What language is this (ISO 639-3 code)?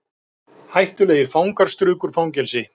isl